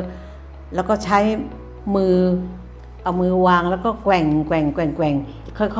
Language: Thai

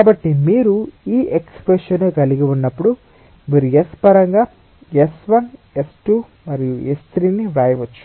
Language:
Telugu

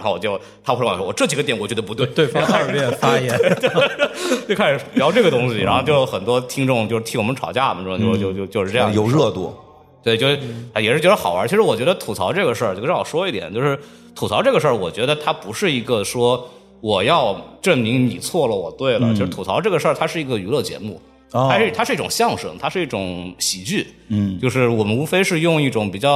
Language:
Chinese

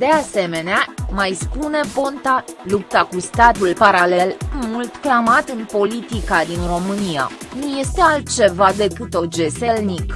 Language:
Romanian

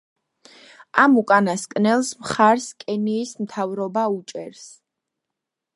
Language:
Georgian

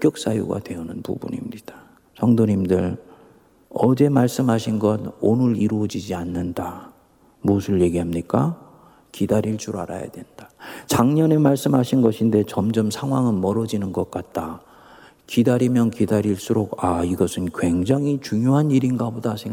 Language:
Korean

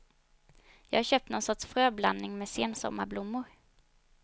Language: Swedish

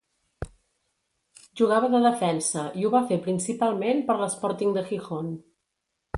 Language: Catalan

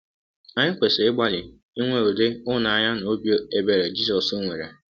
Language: Igbo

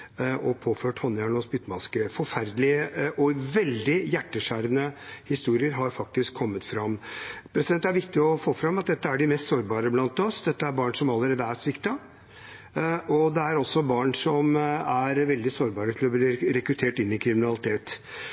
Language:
Norwegian Bokmål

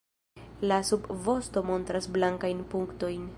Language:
Esperanto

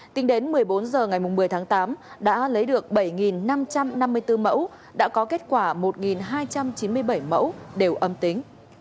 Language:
Vietnamese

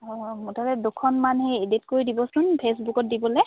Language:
Assamese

